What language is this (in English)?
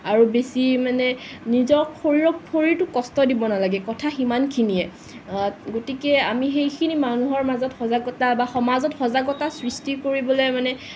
Assamese